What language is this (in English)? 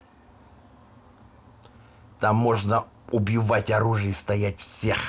Russian